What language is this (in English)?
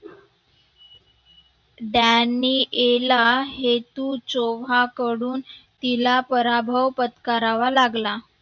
Marathi